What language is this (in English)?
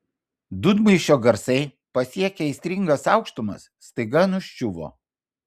Lithuanian